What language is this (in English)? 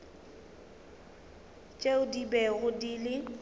Northern Sotho